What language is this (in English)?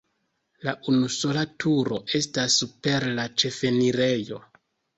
Esperanto